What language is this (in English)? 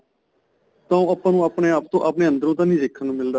Punjabi